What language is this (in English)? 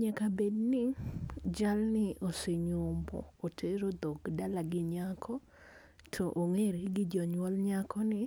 Luo (Kenya and Tanzania)